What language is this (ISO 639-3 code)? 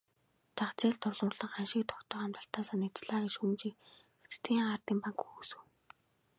mon